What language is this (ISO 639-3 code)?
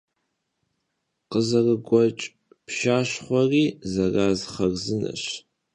kbd